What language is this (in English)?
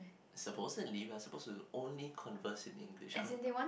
English